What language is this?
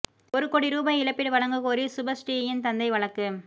Tamil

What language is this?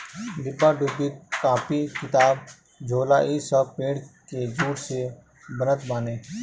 Bhojpuri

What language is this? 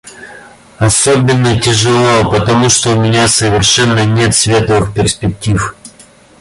Russian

